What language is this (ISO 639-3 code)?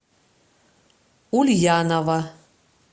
rus